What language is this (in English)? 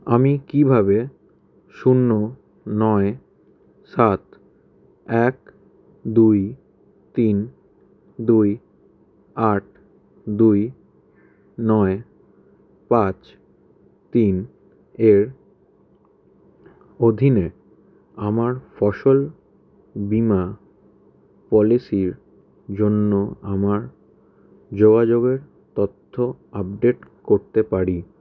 Bangla